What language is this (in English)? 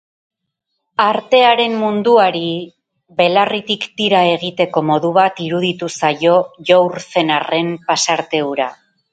Basque